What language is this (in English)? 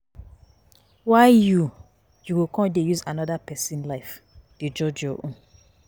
Nigerian Pidgin